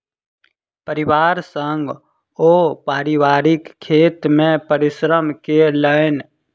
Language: Maithili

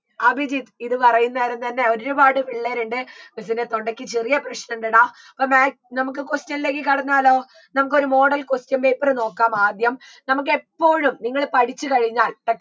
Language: Malayalam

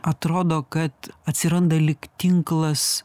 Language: Lithuanian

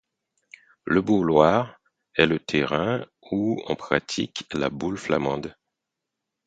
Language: French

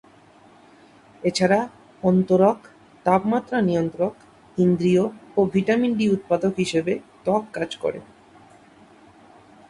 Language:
Bangla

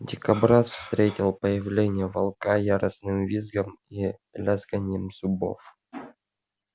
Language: Russian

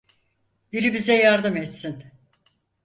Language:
Turkish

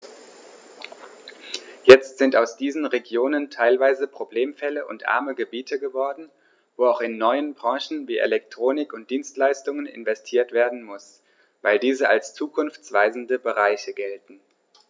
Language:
German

